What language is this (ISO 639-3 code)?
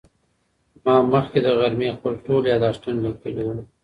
pus